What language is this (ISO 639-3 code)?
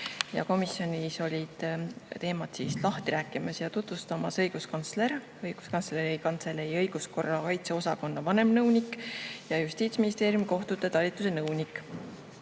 est